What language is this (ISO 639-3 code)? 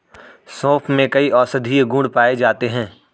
hin